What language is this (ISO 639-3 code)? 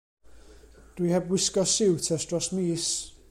cym